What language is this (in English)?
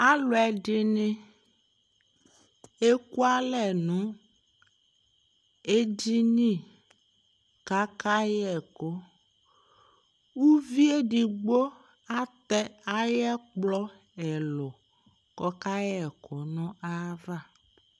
Ikposo